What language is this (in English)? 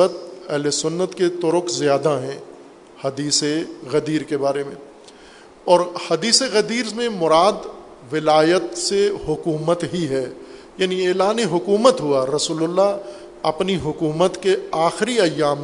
Urdu